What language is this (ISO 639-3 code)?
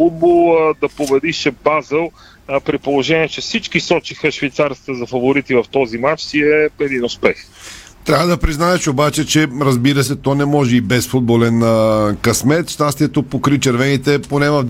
bul